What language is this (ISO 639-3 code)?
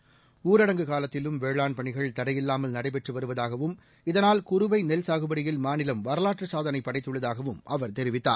tam